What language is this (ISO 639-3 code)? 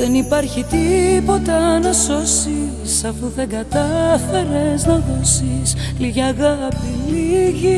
ell